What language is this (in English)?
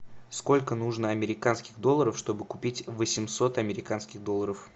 Russian